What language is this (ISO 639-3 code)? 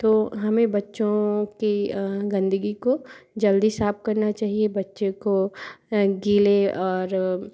hin